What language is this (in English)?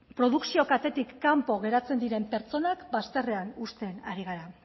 Basque